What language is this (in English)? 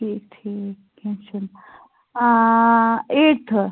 Kashmiri